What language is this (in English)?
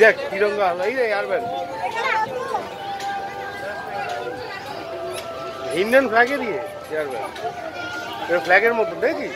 Turkish